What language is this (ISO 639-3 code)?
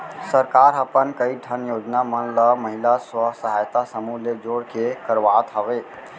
hne